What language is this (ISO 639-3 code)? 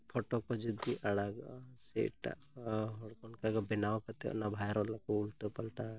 sat